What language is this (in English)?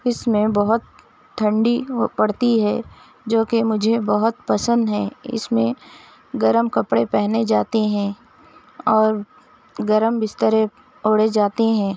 Urdu